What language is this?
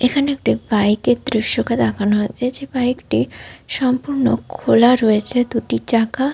Bangla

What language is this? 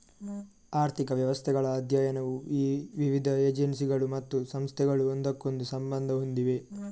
Kannada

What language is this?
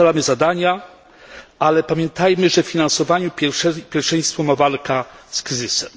Polish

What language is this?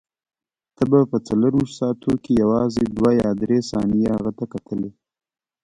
Pashto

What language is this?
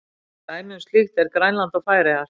Icelandic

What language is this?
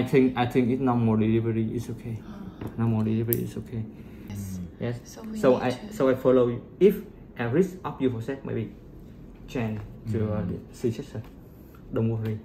Korean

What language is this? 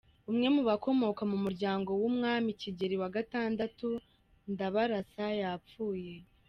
Kinyarwanda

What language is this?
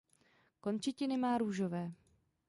Czech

